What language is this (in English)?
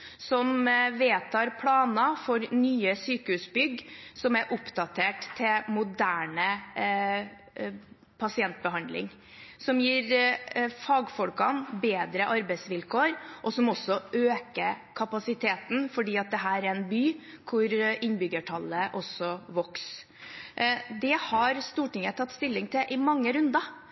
Norwegian Bokmål